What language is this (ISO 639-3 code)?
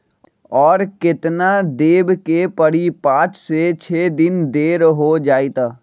mag